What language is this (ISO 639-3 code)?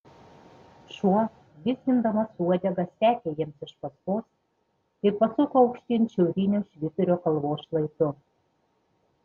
lit